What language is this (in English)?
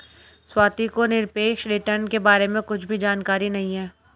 Hindi